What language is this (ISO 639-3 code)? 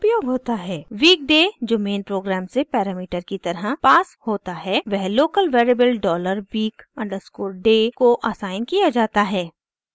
hin